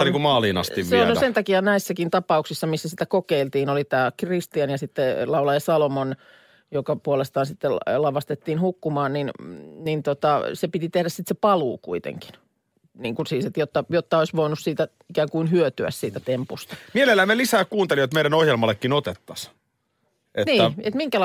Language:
Finnish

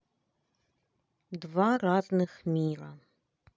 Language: Russian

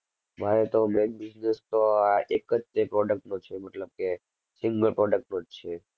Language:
Gujarati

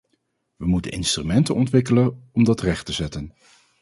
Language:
Dutch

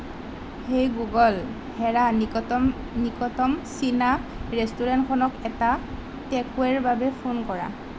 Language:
Assamese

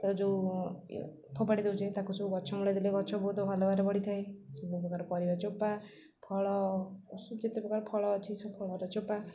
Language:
Odia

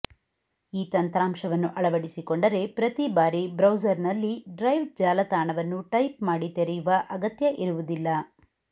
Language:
Kannada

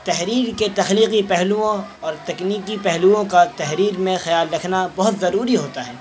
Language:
Urdu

